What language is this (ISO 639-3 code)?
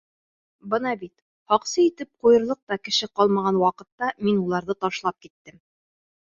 bak